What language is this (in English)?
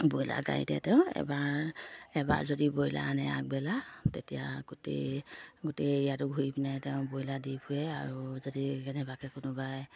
Assamese